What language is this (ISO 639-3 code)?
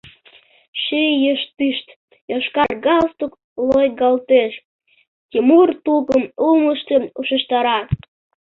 chm